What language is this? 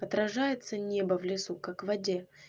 Russian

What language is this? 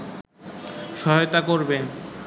Bangla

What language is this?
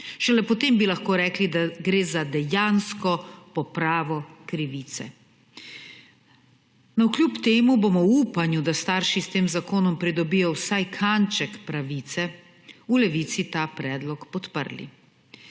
Slovenian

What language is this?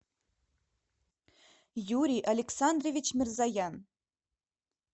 Russian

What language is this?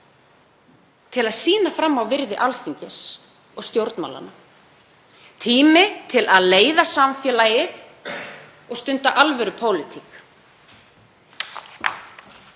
Icelandic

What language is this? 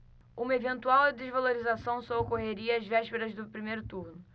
Portuguese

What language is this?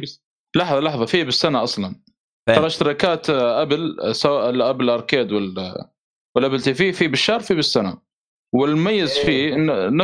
Arabic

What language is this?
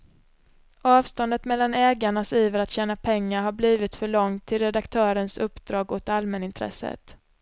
Swedish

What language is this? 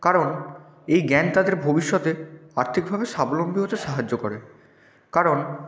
Bangla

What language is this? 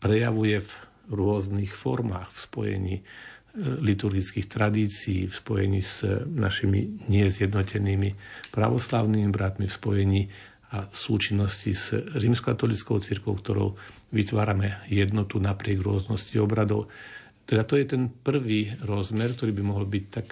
Slovak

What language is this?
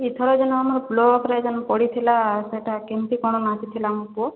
Odia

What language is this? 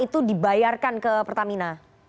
Indonesian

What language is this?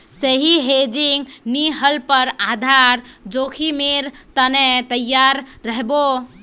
Magahi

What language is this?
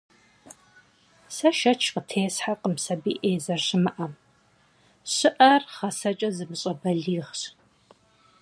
Kabardian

